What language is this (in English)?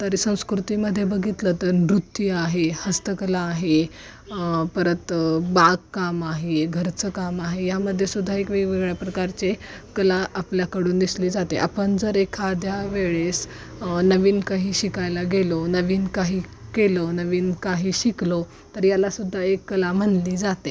Marathi